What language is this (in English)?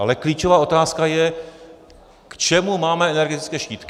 Czech